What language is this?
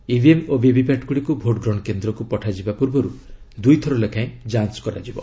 Odia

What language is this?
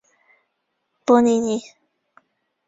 Chinese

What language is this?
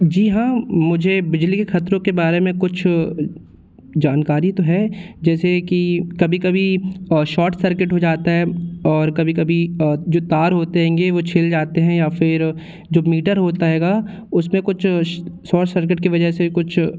Hindi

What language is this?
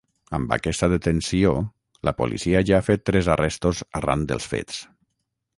Catalan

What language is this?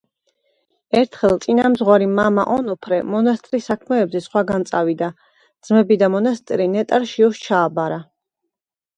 Georgian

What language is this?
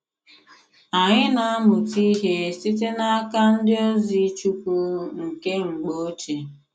Igbo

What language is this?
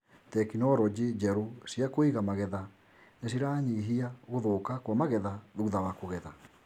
Kikuyu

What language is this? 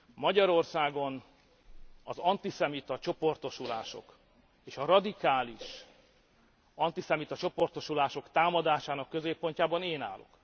Hungarian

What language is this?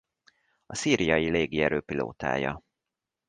Hungarian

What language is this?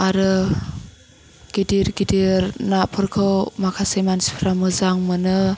Bodo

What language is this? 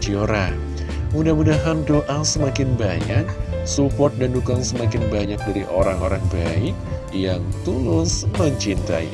Indonesian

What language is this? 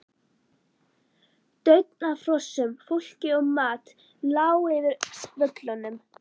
Icelandic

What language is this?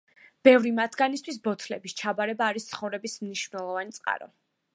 Georgian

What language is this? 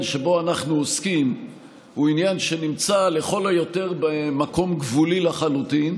Hebrew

